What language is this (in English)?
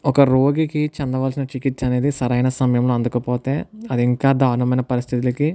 Telugu